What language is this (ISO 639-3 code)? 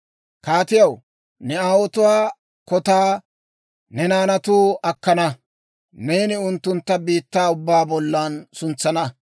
dwr